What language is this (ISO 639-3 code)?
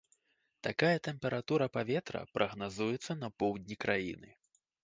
bel